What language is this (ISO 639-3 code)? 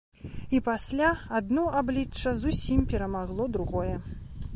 bel